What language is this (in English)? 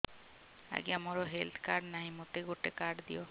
Odia